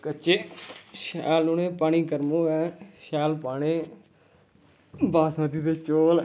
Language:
Dogri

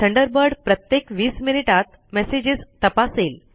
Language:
Marathi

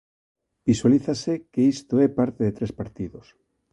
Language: Galician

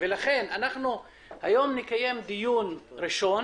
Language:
Hebrew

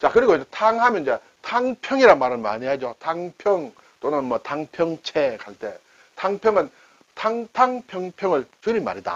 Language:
Korean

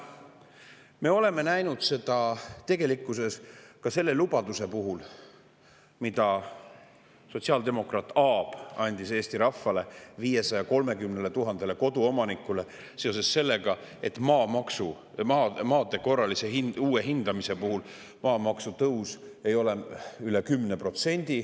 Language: Estonian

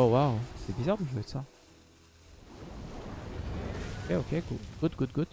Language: French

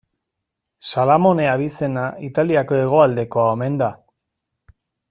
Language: Basque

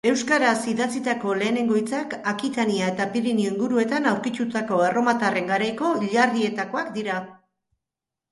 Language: Basque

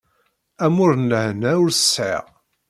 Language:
Kabyle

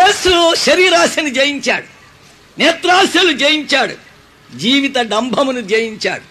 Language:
Telugu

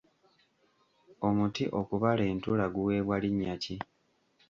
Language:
Ganda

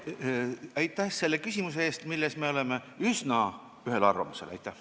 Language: Estonian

